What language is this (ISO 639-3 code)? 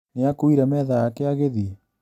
kik